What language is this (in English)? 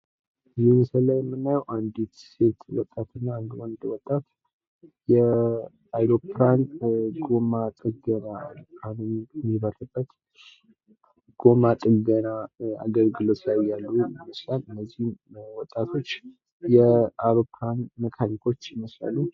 Amharic